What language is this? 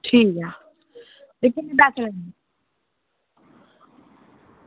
Dogri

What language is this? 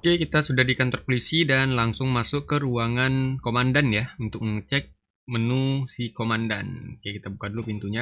Indonesian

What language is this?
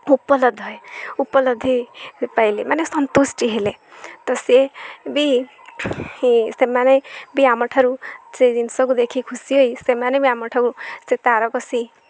Odia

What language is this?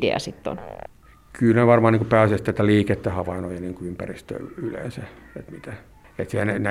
Finnish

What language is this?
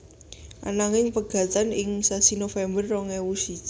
Javanese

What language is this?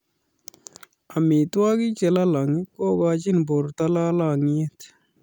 Kalenjin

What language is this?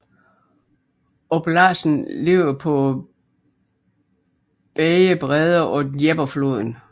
Danish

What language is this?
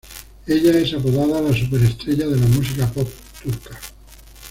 Spanish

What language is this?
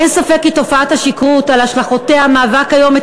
Hebrew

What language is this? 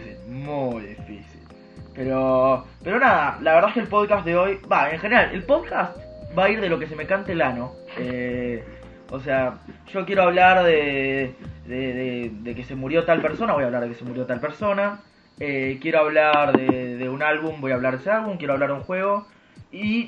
Spanish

